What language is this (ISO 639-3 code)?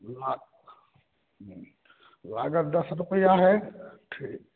mai